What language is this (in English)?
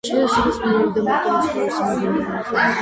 Georgian